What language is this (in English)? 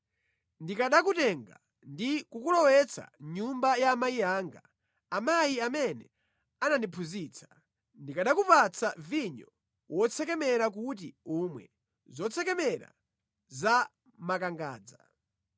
Nyanja